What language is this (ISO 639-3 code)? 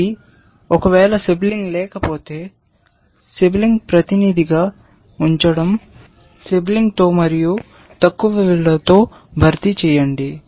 tel